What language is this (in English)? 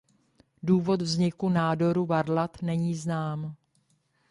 Czech